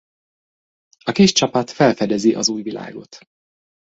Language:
Hungarian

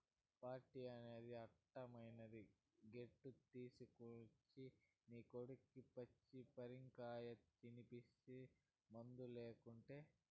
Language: Telugu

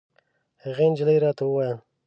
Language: Pashto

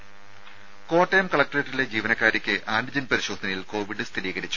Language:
Malayalam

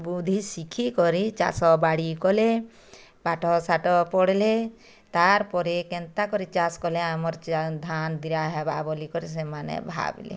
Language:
Odia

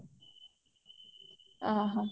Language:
Odia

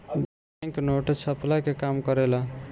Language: Bhojpuri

